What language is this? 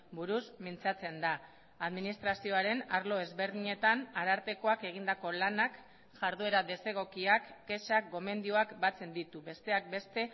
Basque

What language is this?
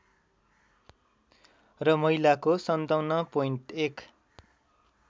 Nepali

